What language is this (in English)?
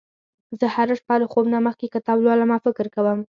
Pashto